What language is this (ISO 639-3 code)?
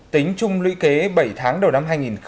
vie